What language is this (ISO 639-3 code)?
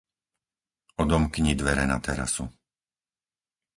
slk